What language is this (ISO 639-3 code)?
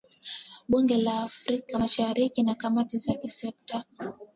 swa